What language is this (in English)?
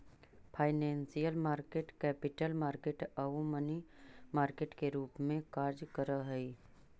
Magahi